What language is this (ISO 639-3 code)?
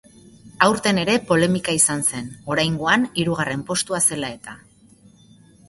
eus